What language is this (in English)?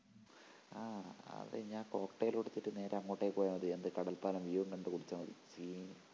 Malayalam